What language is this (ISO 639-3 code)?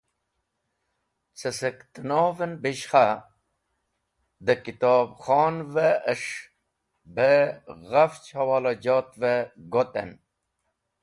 wbl